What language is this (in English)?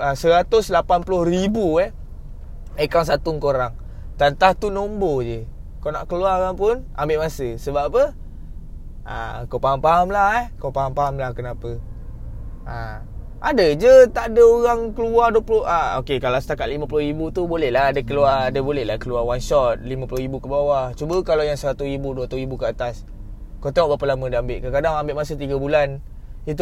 Malay